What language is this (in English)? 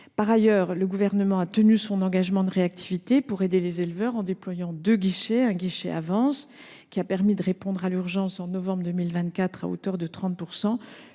French